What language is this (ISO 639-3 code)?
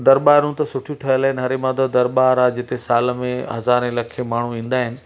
snd